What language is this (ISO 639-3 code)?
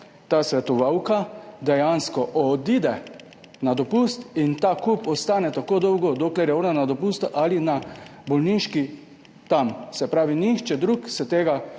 slv